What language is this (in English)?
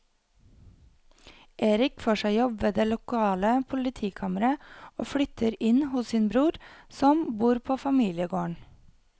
Norwegian